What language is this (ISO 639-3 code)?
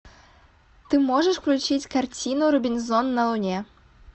rus